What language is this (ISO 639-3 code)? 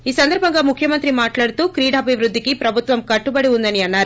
tel